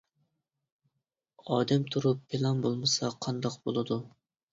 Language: Uyghur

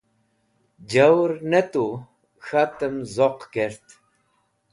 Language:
Wakhi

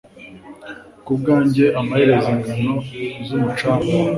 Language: Kinyarwanda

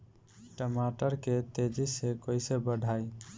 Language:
Bhojpuri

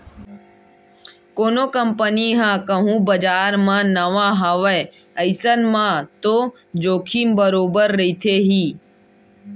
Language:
Chhattisgarhi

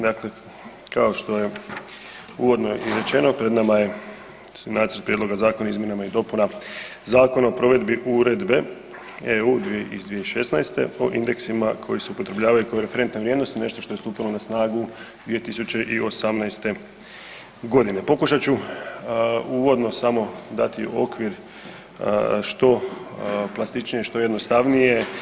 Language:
Croatian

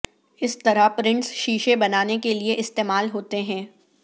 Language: Urdu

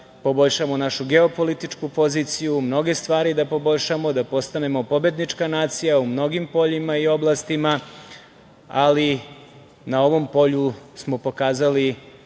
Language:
Serbian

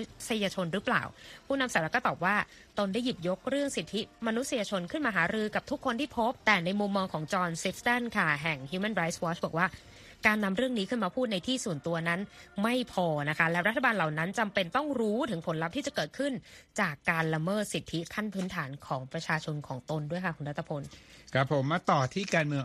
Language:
Thai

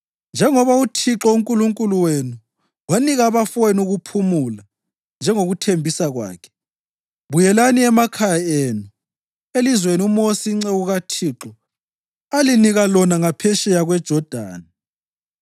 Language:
North Ndebele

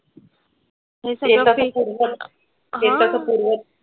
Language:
Marathi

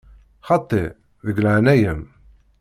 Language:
Kabyle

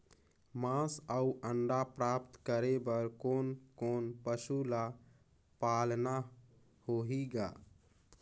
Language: Chhattisgarhi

